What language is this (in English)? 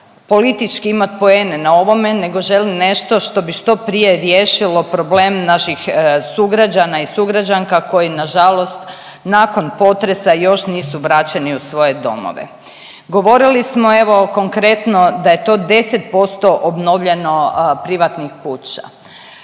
Croatian